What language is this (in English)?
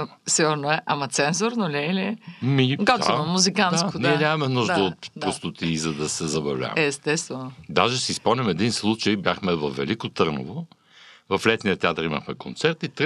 Bulgarian